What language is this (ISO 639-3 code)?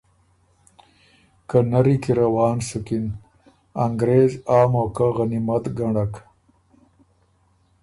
oru